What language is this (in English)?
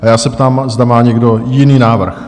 Czech